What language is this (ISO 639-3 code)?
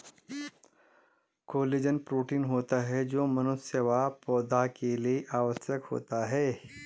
hin